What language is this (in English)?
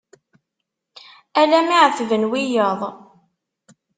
Kabyle